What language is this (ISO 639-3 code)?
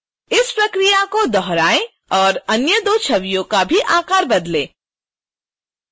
hin